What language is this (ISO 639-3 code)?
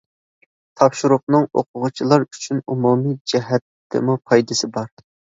uig